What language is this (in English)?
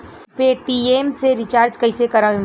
Bhojpuri